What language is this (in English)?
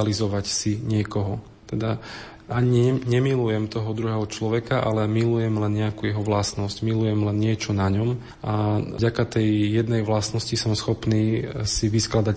Slovak